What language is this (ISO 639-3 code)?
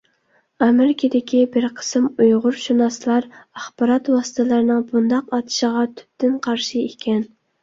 uig